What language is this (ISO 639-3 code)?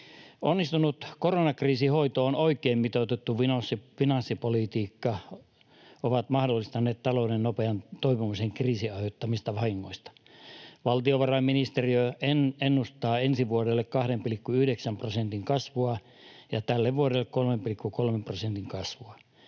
fin